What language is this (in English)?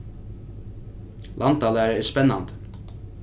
Faroese